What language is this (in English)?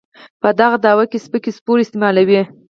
Pashto